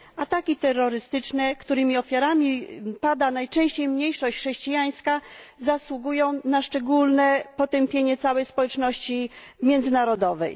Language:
Polish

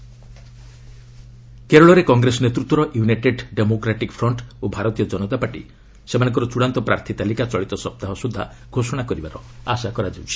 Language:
Odia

